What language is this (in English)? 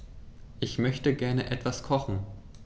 German